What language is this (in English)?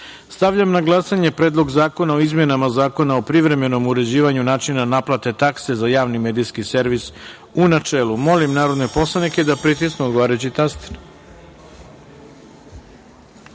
Serbian